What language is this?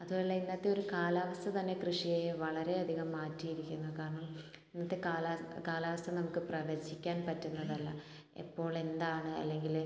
Malayalam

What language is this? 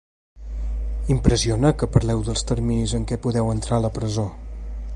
Catalan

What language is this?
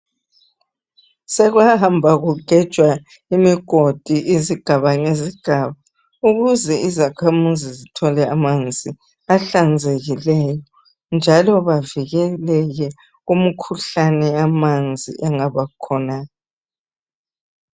North Ndebele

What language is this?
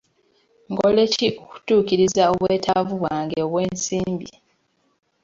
Ganda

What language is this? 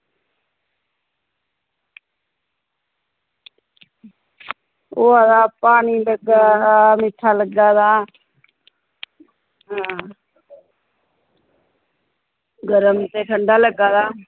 Dogri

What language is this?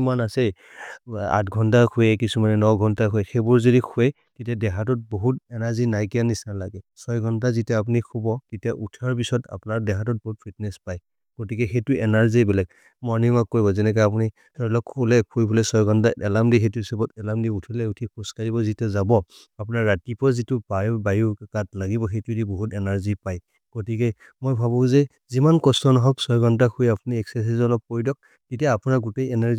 Maria (India)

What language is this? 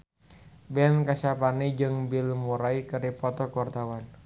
Sundanese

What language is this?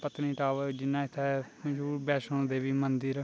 Dogri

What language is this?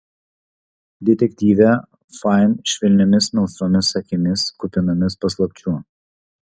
Lithuanian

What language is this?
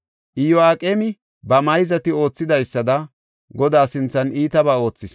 Gofa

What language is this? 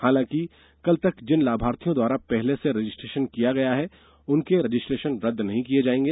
Hindi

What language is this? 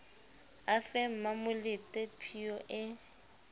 Southern Sotho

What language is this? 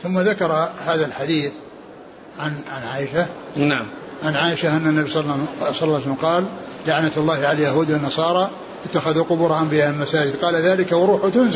Arabic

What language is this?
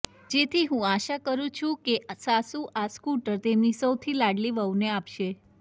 Gujarati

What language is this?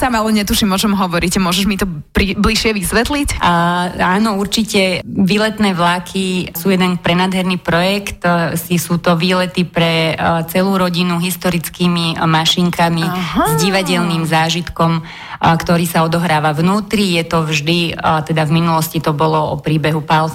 Slovak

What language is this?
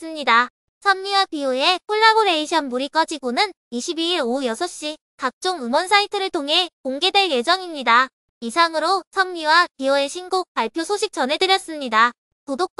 Korean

